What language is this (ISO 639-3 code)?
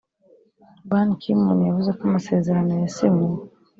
kin